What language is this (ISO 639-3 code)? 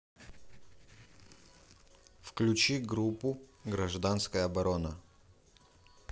rus